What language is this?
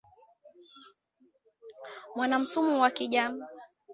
Swahili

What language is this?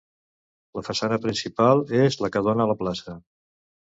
Catalan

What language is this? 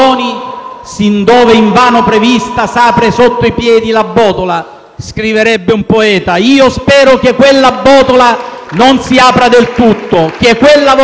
Italian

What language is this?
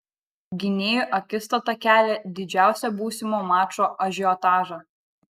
Lithuanian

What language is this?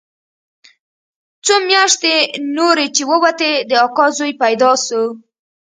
Pashto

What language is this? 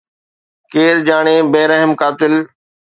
Sindhi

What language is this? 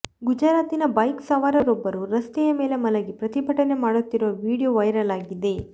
Kannada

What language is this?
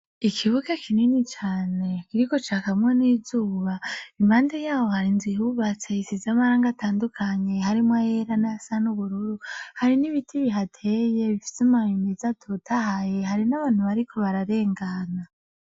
Rundi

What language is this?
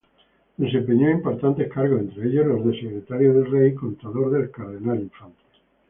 Spanish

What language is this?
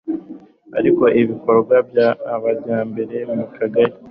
Kinyarwanda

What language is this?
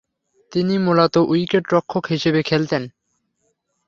Bangla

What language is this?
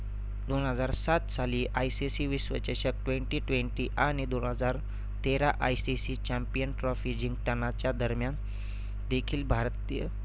Marathi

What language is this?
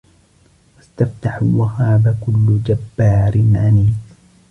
Arabic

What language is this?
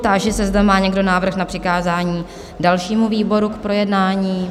Czech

